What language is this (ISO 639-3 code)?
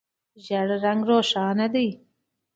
pus